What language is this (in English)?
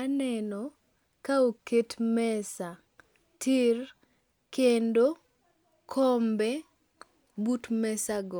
Luo (Kenya and Tanzania)